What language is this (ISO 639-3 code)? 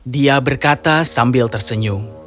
ind